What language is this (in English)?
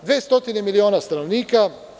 Serbian